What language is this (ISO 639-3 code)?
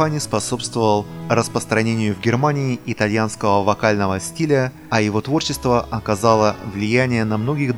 rus